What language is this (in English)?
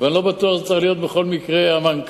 Hebrew